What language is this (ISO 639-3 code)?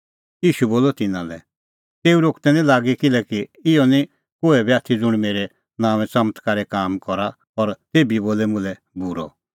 kfx